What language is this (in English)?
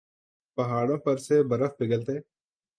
Urdu